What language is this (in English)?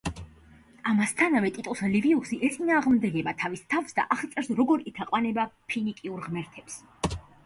Georgian